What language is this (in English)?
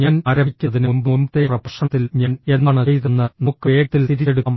Malayalam